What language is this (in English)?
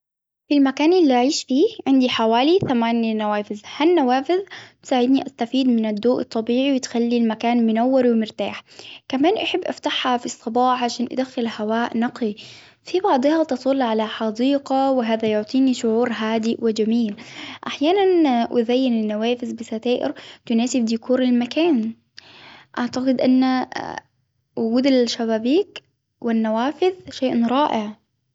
Hijazi Arabic